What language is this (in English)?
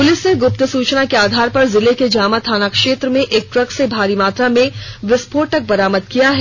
Hindi